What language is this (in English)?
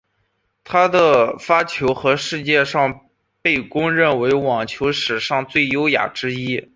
Chinese